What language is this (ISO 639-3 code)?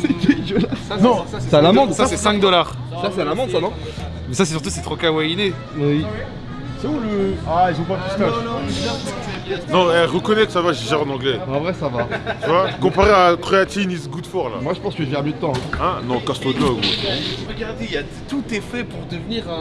fra